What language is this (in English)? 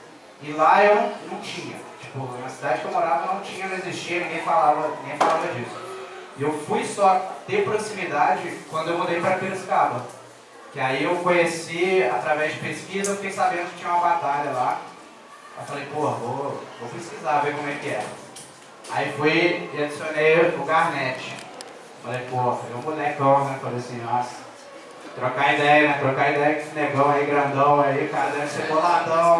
Portuguese